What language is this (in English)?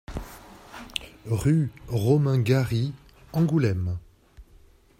French